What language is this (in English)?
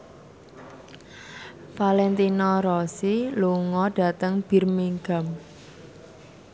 Javanese